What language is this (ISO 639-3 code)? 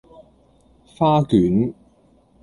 yue